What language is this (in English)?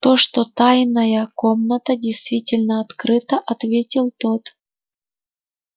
Russian